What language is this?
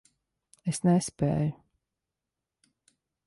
Latvian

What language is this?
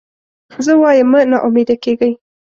Pashto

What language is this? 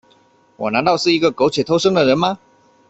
Chinese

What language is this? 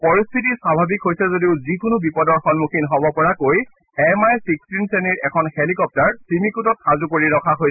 Assamese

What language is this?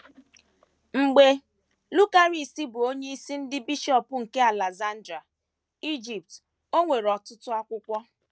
Igbo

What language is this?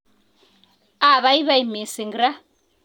Kalenjin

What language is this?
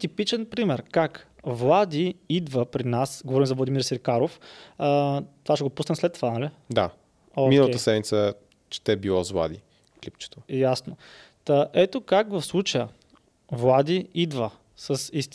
Bulgarian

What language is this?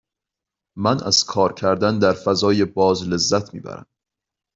Persian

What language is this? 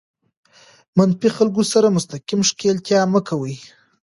Pashto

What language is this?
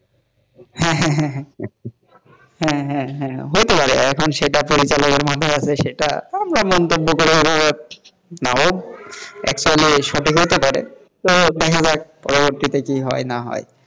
Bangla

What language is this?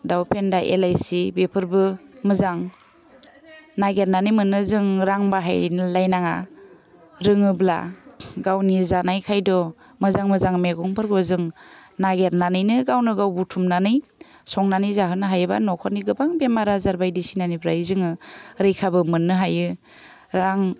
Bodo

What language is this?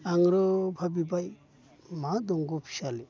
Bodo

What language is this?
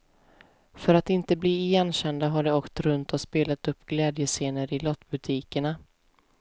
Swedish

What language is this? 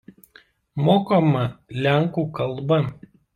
Lithuanian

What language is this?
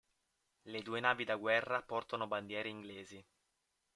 Italian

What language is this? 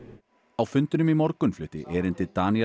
Icelandic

